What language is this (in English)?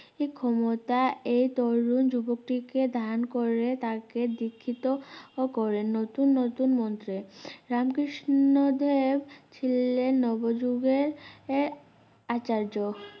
Bangla